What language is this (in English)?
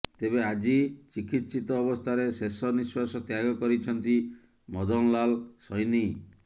Odia